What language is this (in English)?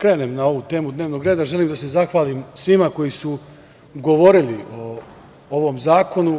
Serbian